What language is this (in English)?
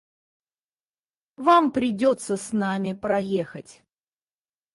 Russian